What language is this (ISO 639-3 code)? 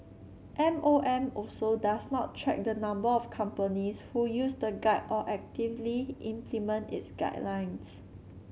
eng